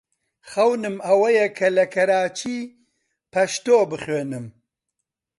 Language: Central Kurdish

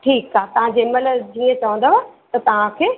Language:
Sindhi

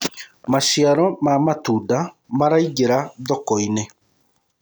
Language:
Kikuyu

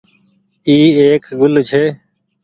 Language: Goaria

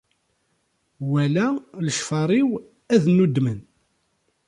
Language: Kabyle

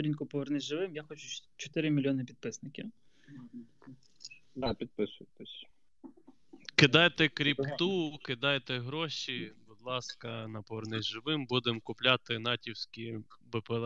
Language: Ukrainian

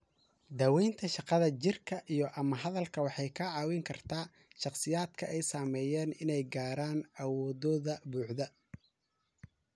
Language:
Somali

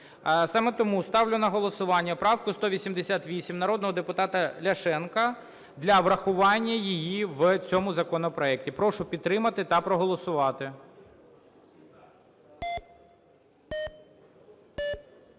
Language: Ukrainian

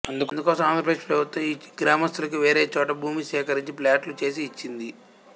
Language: Telugu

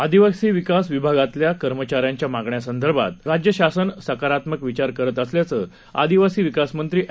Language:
Marathi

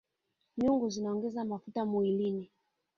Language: Swahili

